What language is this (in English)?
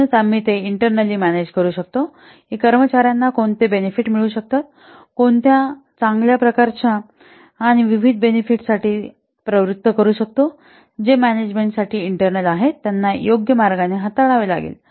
Marathi